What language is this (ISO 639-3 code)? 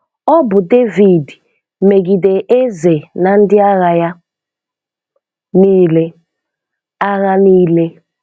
ibo